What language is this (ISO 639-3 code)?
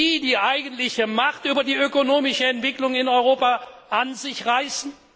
deu